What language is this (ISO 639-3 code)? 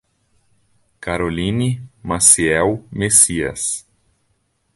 por